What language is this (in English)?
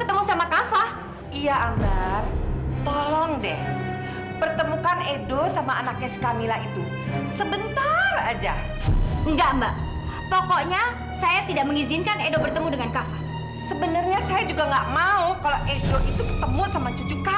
Indonesian